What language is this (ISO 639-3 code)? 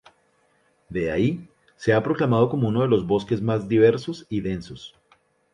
spa